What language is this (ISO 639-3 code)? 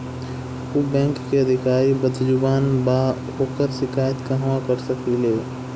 bho